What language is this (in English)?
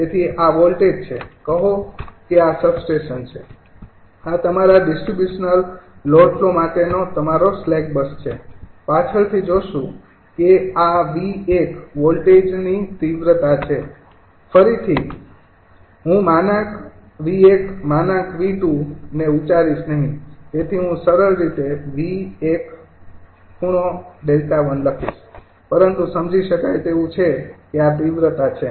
Gujarati